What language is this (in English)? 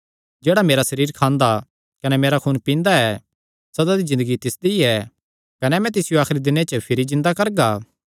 Kangri